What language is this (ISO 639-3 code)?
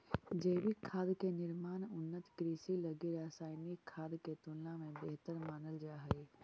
mag